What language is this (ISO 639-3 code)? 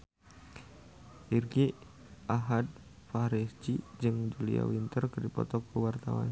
sun